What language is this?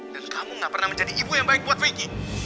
Indonesian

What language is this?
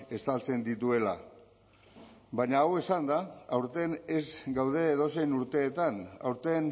Basque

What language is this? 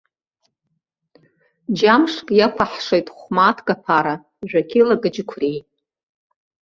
Abkhazian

